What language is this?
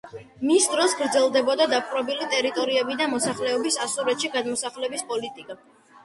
Georgian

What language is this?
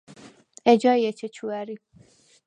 Svan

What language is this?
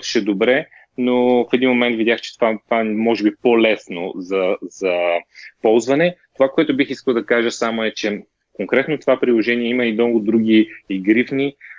Bulgarian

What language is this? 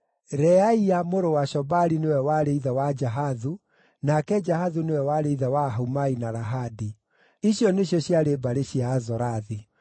Kikuyu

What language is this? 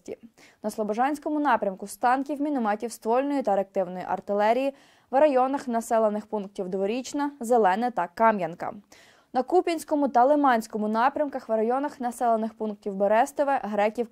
Ukrainian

